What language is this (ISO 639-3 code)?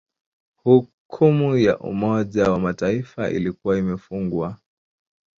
swa